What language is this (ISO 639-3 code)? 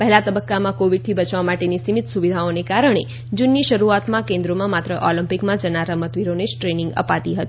guj